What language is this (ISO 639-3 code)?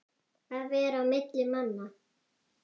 isl